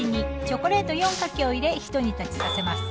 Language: Japanese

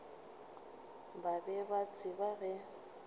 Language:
Northern Sotho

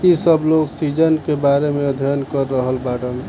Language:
Bhojpuri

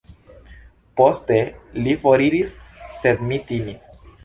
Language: Esperanto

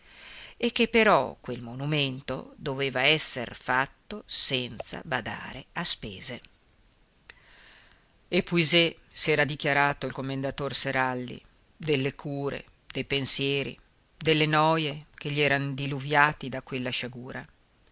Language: Italian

